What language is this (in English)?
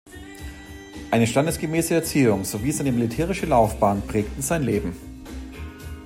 German